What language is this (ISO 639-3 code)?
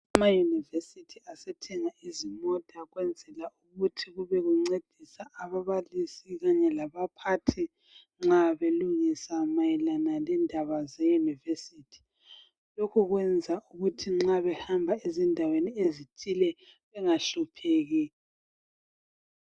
nde